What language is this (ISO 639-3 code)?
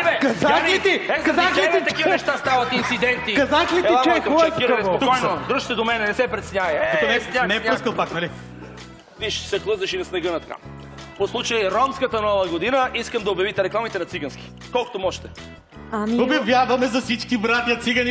bul